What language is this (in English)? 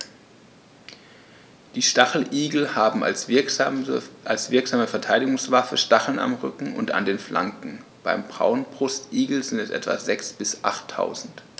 German